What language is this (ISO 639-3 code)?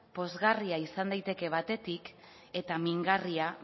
eus